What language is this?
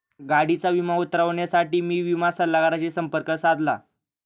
Marathi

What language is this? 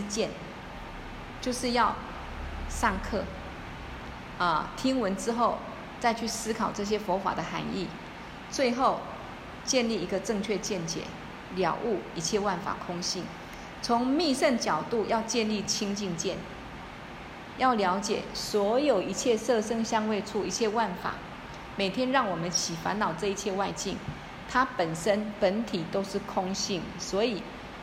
Chinese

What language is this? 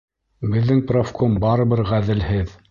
Bashkir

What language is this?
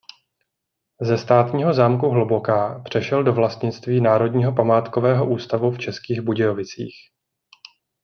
Czech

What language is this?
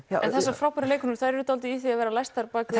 Icelandic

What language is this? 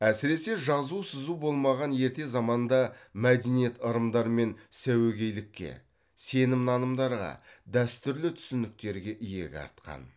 Kazakh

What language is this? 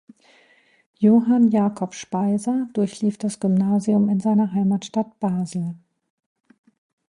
German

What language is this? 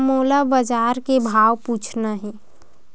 Chhattisgarhi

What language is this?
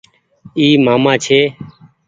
Goaria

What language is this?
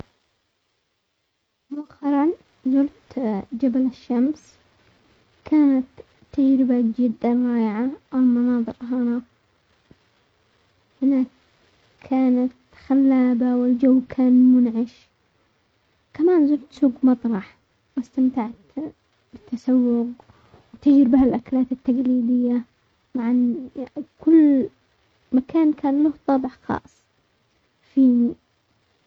Omani Arabic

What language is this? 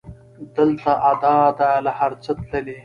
Pashto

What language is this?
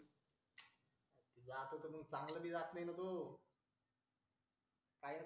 Marathi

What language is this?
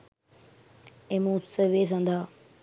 Sinhala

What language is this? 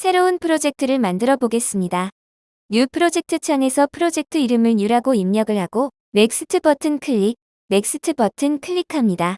Korean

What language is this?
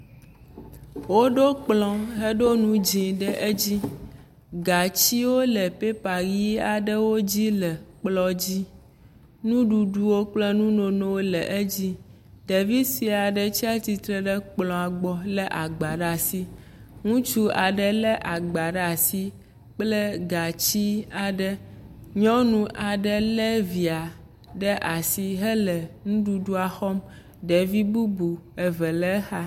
Ewe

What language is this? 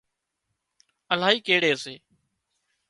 Wadiyara Koli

